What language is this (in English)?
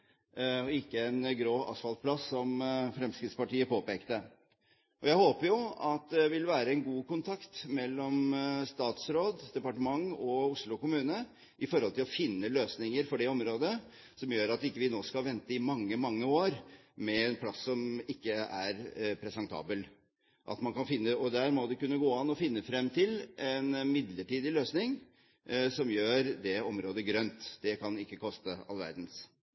Norwegian Bokmål